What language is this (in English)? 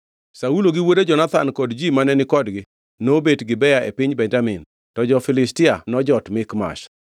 Luo (Kenya and Tanzania)